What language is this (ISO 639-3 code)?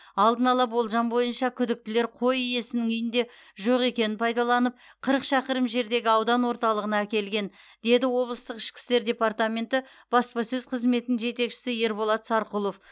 kaz